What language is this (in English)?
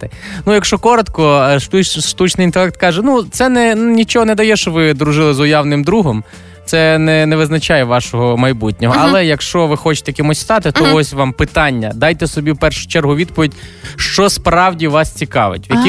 Ukrainian